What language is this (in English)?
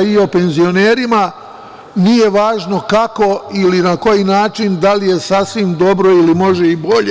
Serbian